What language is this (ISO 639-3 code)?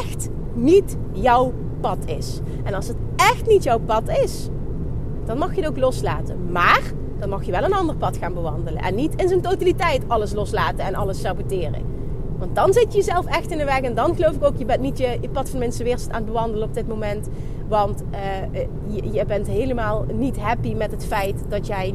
nld